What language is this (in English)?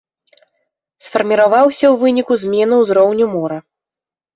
Belarusian